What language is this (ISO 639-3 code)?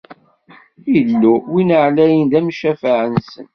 kab